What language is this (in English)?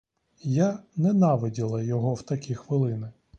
Ukrainian